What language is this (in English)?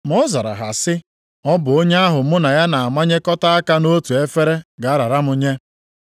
Igbo